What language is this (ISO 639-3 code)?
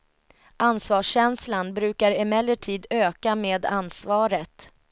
swe